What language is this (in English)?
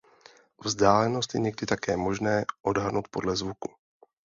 Czech